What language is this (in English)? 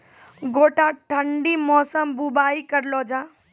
Maithili